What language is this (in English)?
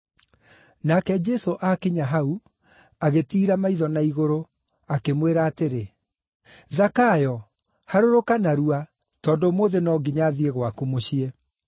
Kikuyu